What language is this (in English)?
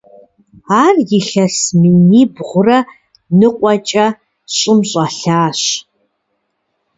Kabardian